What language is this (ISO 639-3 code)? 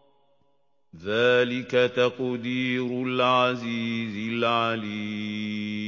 ara